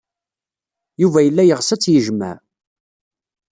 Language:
Kabyle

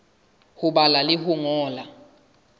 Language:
Southern Sotho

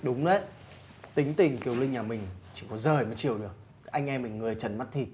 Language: Vietnamese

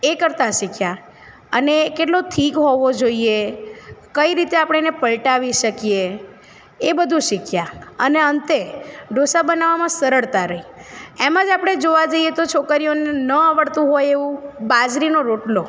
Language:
Gujarati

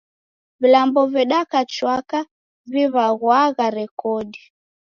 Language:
Taita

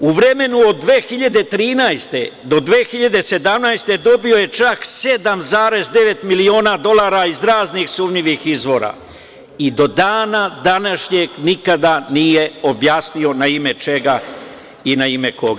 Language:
Serbian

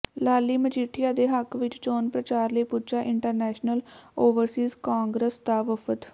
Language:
Punjabi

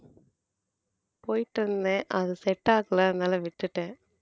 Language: Tamil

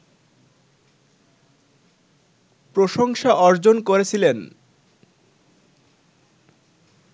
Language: Bangla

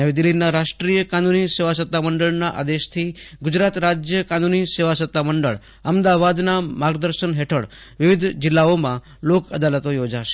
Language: Gujarati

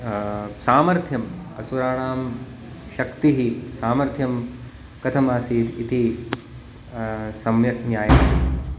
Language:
Sanskrit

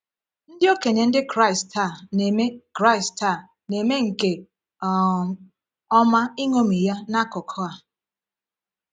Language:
Igbo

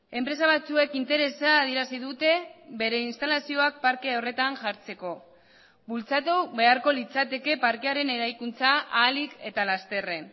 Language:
Basque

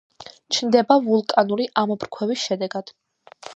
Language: Georgian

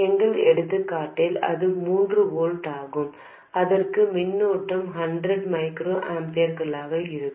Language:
Tamil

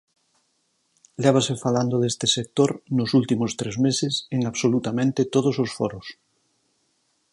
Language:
Galician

